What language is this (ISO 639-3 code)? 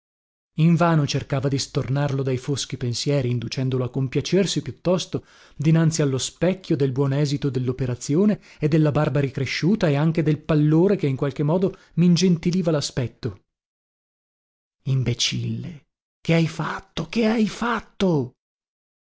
ita